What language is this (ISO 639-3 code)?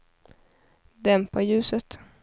swe